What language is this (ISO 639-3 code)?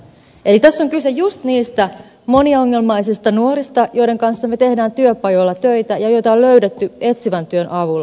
fin